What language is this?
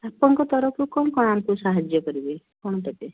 Odia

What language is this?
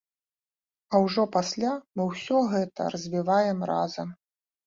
Belarusian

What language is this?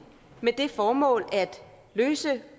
Danish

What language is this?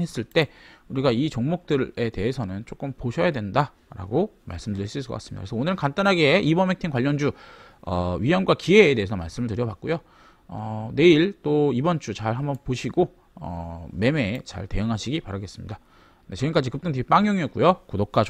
Korean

